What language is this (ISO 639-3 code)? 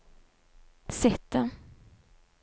nor